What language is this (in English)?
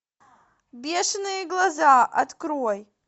Russian